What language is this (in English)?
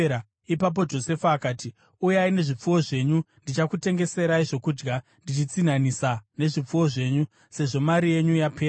Shona